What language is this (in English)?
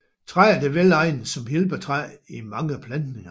Danish